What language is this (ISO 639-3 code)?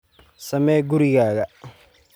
som